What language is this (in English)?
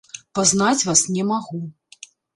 Belarusian